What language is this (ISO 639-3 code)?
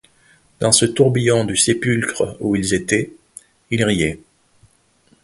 fra